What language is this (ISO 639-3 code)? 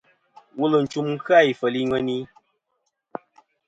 bkm